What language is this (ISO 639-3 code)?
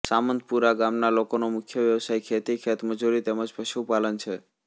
guj